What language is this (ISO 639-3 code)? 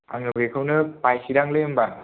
brx